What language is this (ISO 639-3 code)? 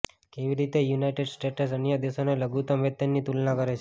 guj